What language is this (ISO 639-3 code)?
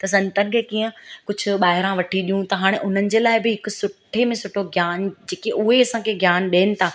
snd